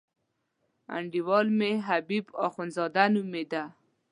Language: Pashto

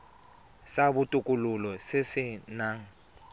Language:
Tswana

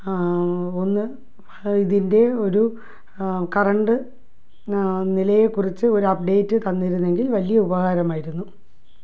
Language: Malayalam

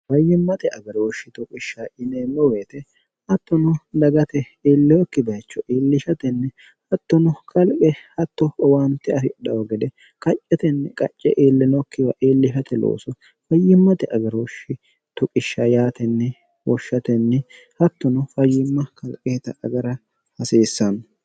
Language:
Sidamo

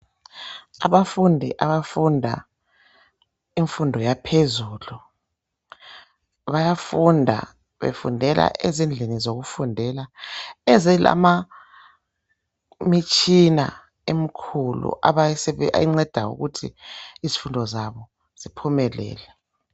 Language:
North Ndebele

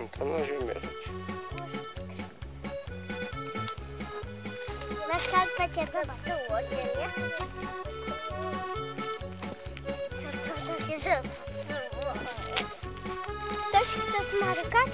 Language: Polish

